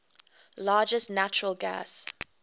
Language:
English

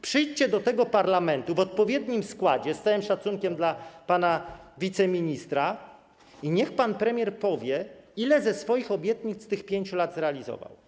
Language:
Polish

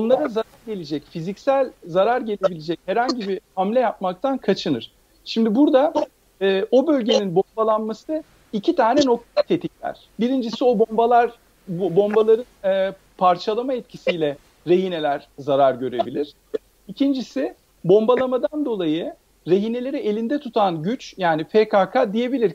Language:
Turkish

